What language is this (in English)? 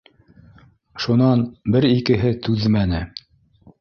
Bashkir